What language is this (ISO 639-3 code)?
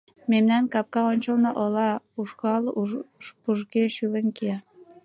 chm